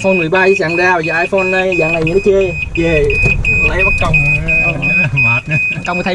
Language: Vietnamese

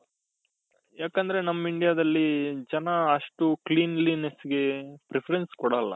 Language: Kannada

